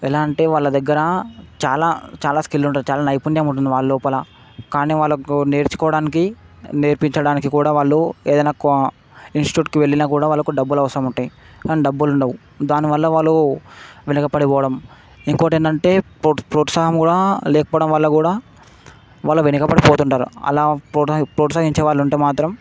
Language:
Telugu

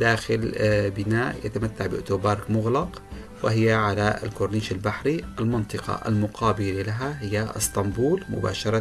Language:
Arabic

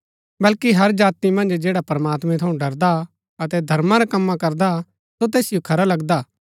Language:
Gaddi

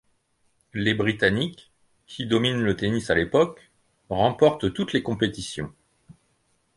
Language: French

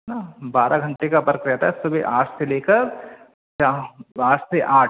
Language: Hindi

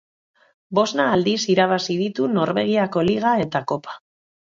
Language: Basque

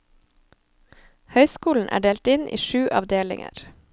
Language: Norwegian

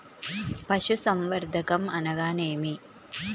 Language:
Telugu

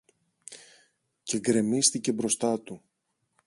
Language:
Greek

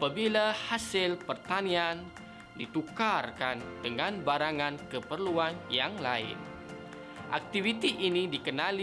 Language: Malay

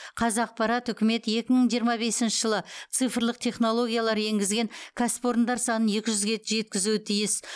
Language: Kazakh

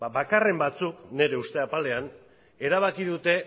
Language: Basque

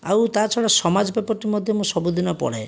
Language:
Odia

